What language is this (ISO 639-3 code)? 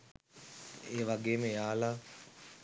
sin